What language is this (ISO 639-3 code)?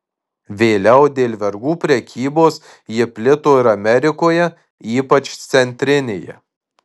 lit